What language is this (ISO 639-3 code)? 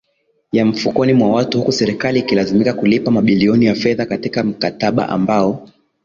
swa